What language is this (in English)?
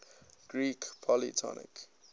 English